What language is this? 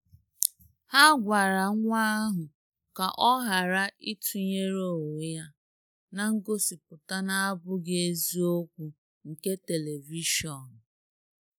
Igbo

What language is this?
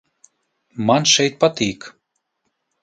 Latvian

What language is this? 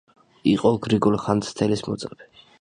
Georgian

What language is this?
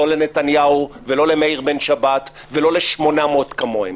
Hebrew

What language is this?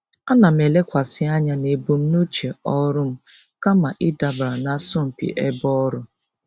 Igbo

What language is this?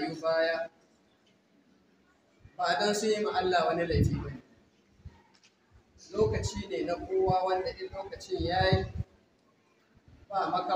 Arabic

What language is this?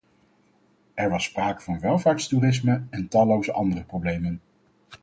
Dutch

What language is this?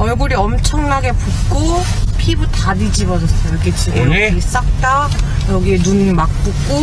Korean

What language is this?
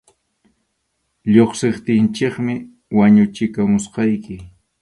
Arequipa-La Unión Quechua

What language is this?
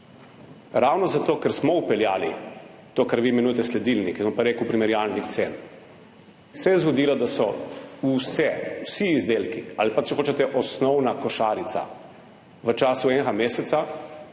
Slovenian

